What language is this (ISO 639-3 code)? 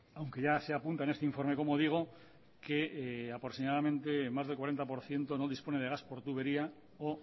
spa